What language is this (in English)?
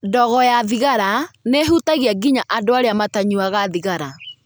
Kikuyu